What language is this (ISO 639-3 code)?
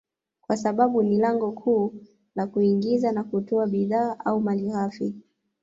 swa